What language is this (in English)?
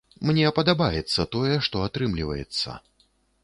Belarusian